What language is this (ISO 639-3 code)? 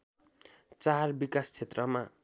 nep